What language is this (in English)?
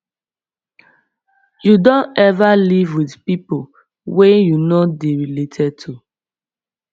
Nigerian Pidgin